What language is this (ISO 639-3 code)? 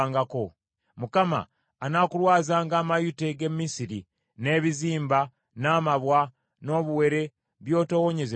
lug